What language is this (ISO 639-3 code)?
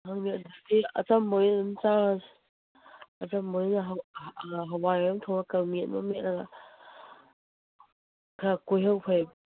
mni